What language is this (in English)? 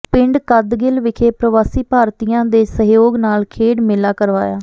Punjabi